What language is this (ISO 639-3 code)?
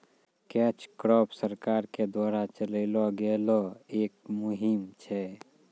mai